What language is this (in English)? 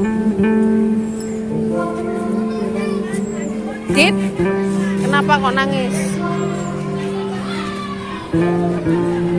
Indonesian